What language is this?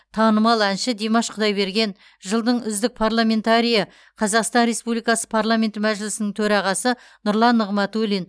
Kazakh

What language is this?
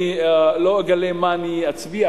Hebrew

